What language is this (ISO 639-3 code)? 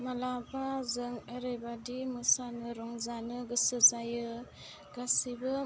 brx